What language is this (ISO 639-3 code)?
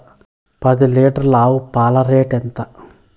tel